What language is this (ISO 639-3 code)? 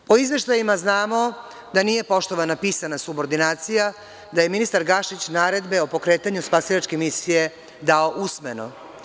srp